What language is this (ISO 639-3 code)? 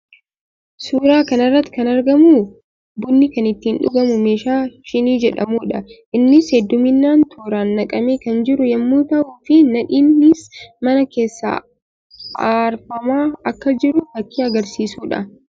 orm